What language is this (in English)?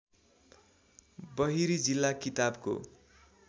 Nepali